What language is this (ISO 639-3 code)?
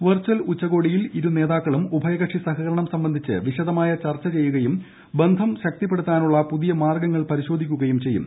mal